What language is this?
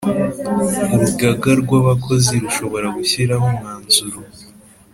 Kinyarwanda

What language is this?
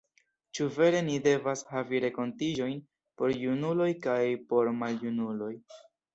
Esperanto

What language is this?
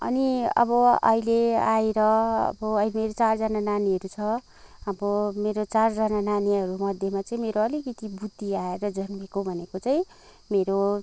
Nepali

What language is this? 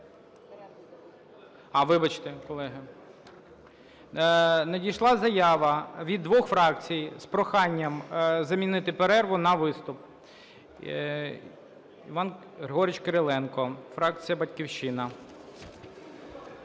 Ukrainian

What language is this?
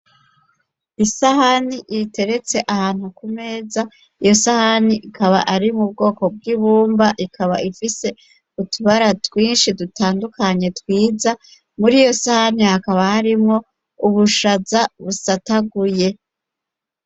Rundi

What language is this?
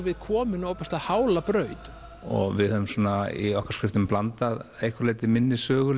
Icelandic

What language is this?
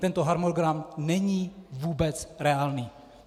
Czech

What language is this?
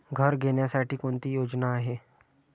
Marathi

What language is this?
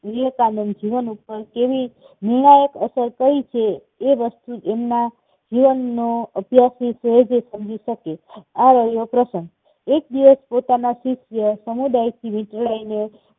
Gujarati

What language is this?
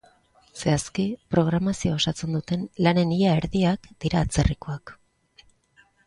Basque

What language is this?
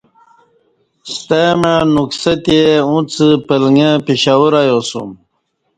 Kati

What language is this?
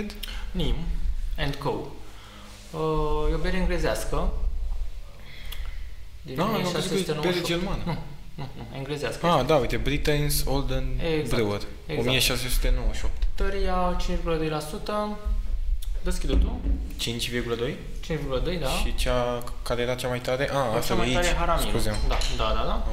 Romanian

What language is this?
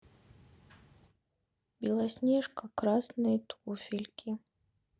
Russian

